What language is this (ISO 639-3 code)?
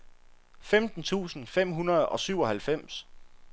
dan